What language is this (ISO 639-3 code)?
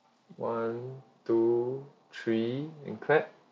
eng